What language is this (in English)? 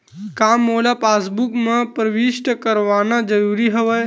Chhattisgarhi